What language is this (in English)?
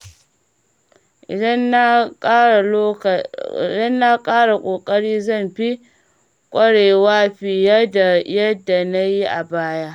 Hausa